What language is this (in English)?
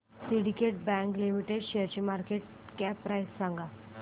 Marathi